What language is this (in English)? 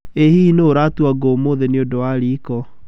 Kikuyu